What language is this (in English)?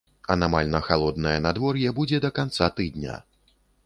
Belarusian